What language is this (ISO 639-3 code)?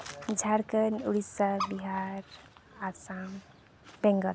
sat